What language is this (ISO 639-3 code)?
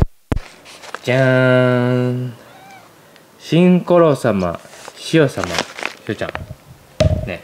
jpn